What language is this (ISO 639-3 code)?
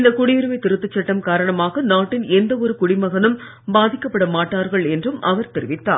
tam